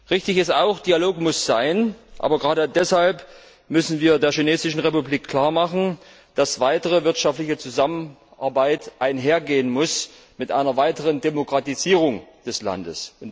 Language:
German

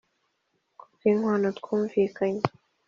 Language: Kinyarwanda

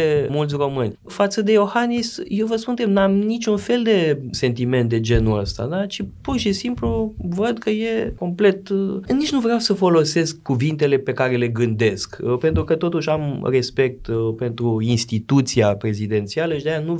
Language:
Romanian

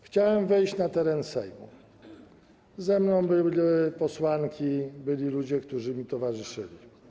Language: Polish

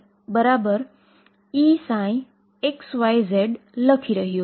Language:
Gujarati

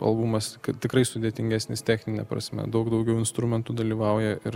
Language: Lithuanian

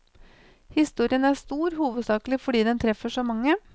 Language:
Norwegian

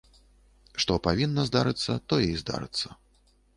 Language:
Belarusian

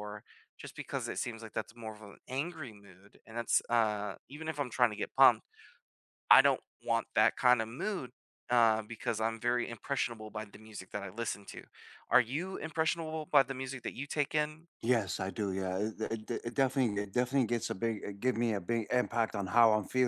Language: English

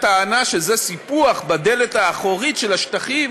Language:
Hebrew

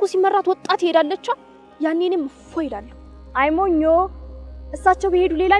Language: Turkish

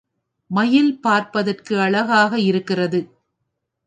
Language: Tamil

